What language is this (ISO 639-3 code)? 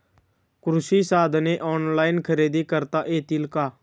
mar